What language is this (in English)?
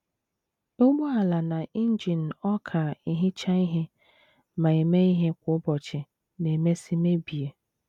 Igbo